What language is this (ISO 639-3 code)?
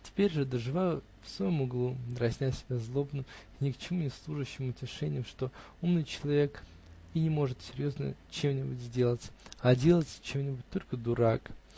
rus